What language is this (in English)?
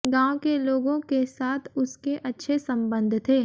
Hindi